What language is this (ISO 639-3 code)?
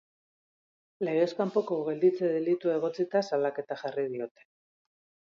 eus